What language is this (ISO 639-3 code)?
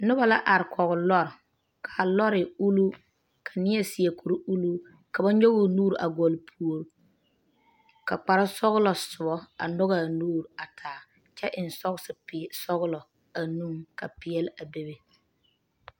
dga